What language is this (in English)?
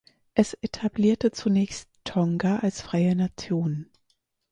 German